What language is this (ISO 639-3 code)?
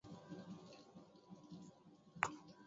tam